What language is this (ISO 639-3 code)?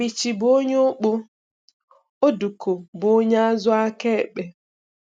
ibo